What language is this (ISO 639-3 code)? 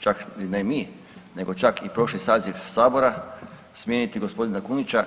hrv